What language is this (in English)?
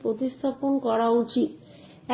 Bangla